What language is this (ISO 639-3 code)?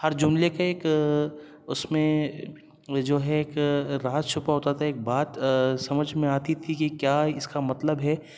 urd